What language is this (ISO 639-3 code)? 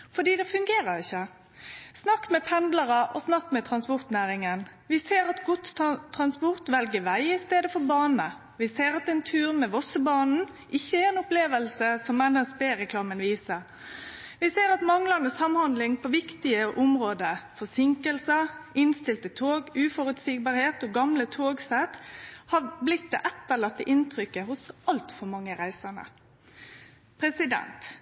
nno